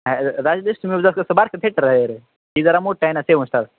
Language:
Marathi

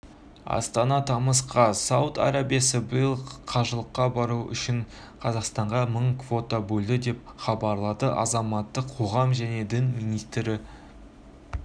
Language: Kazakh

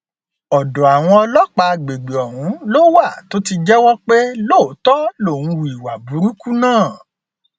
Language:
Yoruba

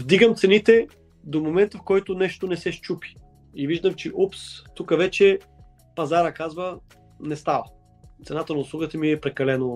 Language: Bulgarian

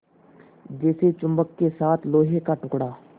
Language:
Hindi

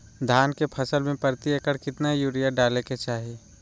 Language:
Magahi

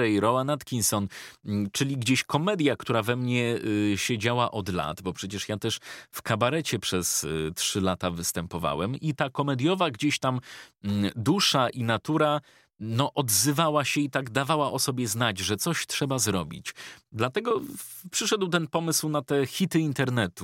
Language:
Polish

